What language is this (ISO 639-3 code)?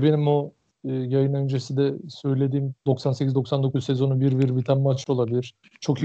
tur